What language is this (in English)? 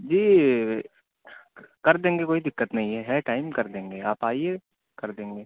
Urdu